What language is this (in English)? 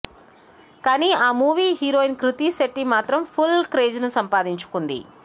Telugu